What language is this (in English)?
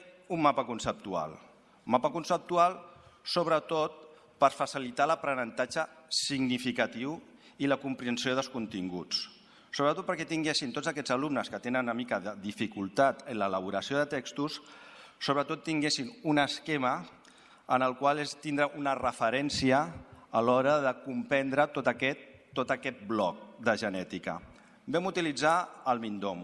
Spanish